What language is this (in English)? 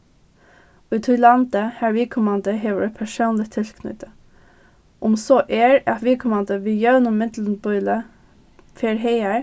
Faroese